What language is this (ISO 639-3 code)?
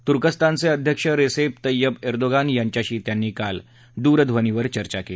mar